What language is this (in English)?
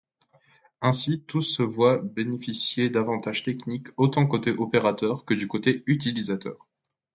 French